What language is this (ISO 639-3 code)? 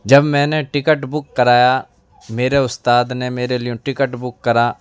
urd